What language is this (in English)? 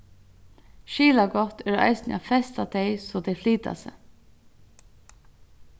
Faroese